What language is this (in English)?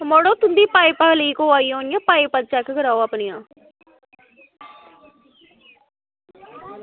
Dogri